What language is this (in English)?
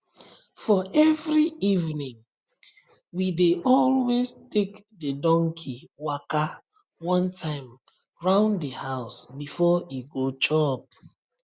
Nigerian Pidgin